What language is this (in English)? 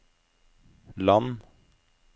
Norwegian